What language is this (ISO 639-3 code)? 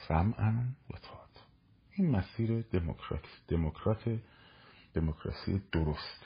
fas